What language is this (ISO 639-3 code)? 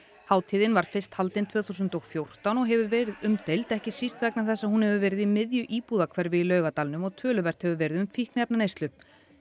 isl